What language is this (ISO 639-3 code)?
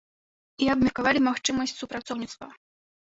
bel